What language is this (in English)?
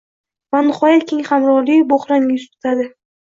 Uzbek